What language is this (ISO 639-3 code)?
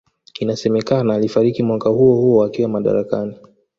swa